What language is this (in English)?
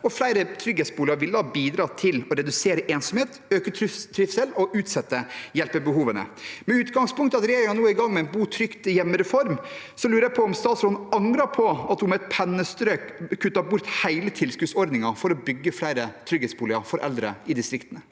Norwegian